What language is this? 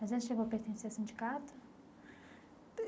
Portuguese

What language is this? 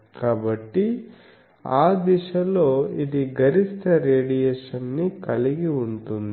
Telugu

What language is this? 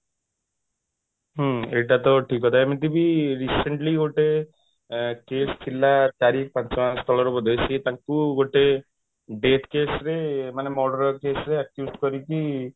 Odia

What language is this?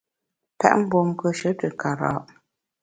Bamun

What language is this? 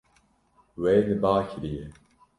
Kurdish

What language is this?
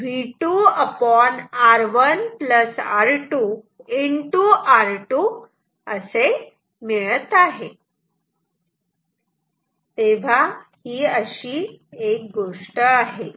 Marathi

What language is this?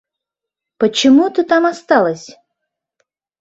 Mari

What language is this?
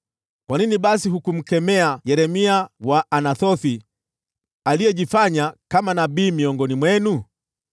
Swahili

